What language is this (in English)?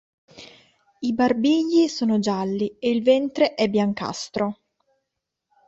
Italian